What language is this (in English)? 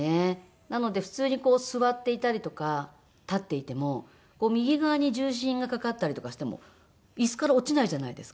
Japanese